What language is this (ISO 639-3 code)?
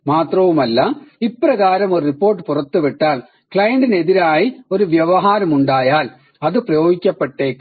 mal